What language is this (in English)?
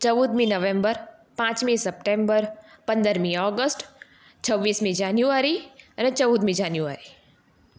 Gujarati